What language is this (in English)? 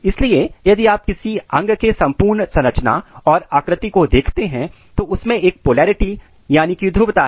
Hindi